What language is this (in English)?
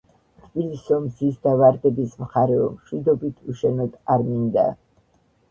Georgian